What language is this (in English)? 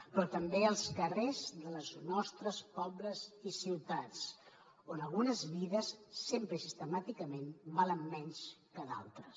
Catalan